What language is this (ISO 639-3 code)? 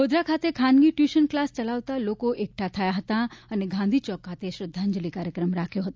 guj